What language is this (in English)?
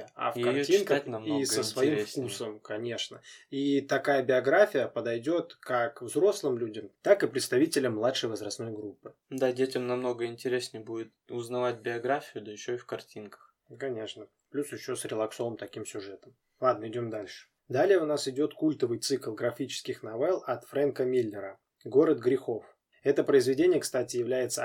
Russian